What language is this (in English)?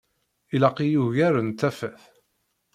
Kabyle